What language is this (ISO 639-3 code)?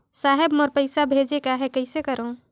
hne